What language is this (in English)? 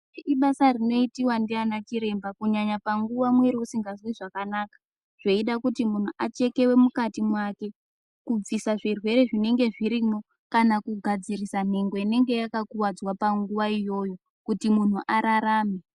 Ndau